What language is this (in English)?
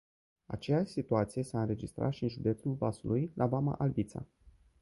Romanian